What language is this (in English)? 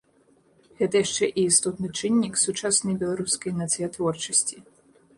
Belarusian